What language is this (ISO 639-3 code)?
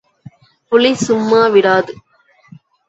tam